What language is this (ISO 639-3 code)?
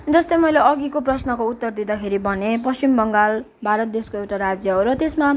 nep